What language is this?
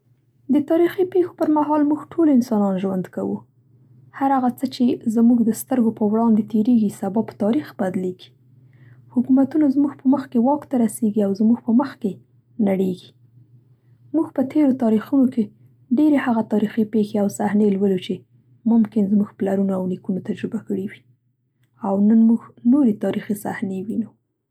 Central Pashto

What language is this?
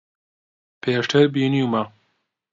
Central Kurdish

